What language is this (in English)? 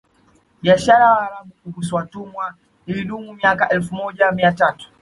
Swahili